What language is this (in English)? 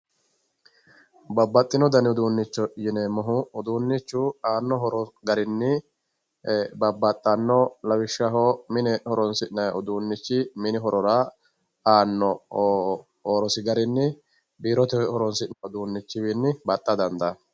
Sidamo